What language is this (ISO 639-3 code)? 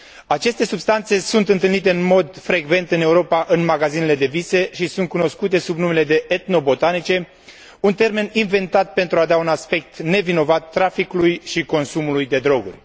ron